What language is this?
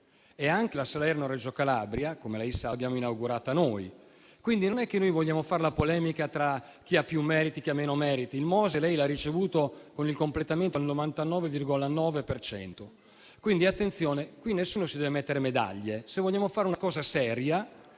Italian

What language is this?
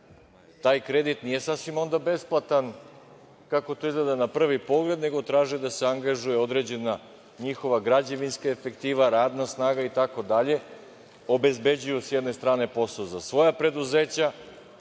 Serbian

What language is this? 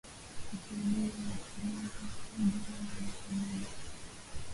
Swahili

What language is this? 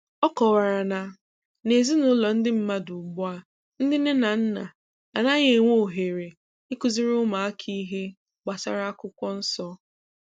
Igbo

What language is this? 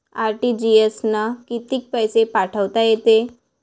Marathi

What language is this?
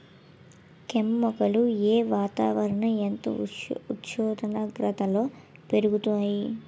Telugu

